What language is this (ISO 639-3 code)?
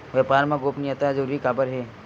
hne